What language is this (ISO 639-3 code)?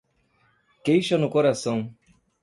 por